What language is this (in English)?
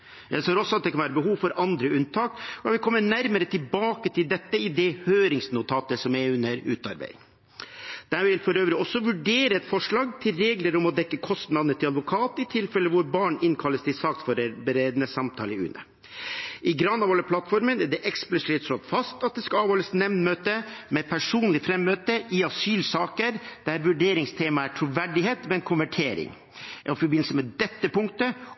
Norwegian Bokmål